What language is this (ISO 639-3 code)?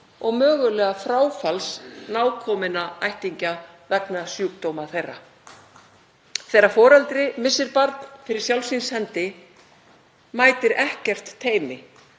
isl